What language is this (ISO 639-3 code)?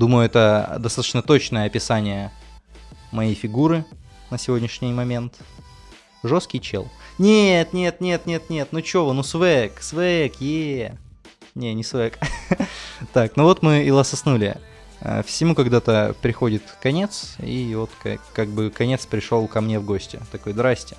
rus